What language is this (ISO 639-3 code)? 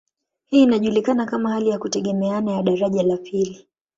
swa